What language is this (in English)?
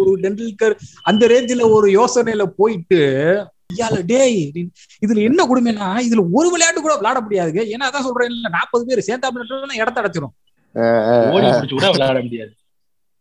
Tamil